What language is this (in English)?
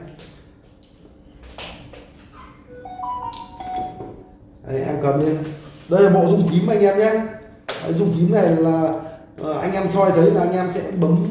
Vietnamese